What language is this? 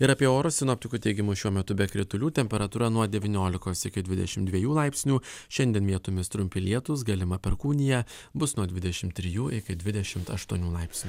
Lithuanian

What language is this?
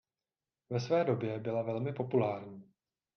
Czech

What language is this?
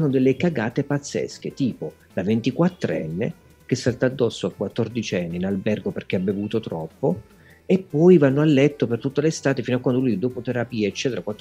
Italian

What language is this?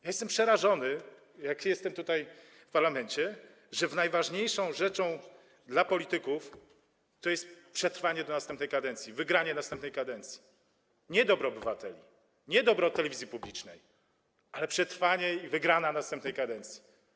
Polish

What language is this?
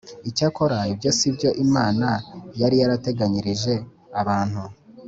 Kinyarwanda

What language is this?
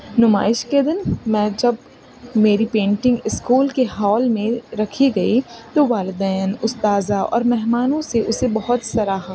Urdu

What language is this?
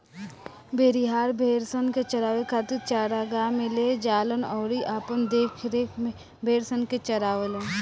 Bhojpuri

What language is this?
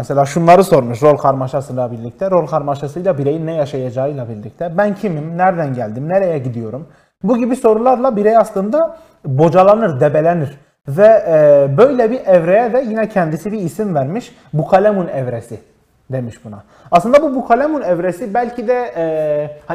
Turkish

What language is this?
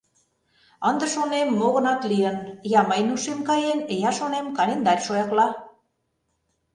Mari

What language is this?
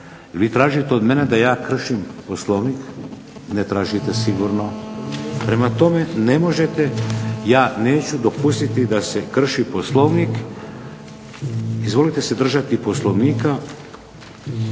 Croatian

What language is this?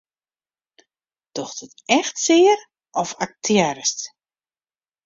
Western Frisian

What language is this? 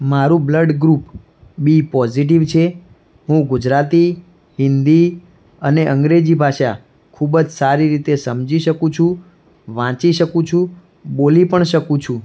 Gujarati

